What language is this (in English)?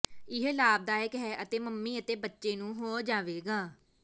Punjabi